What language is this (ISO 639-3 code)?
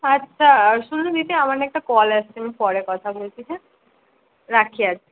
ben